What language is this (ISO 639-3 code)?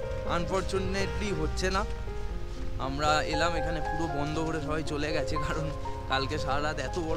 ben